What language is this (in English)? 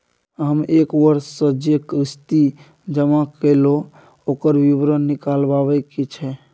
Maithili